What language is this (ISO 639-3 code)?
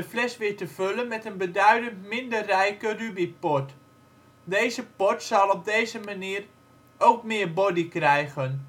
nld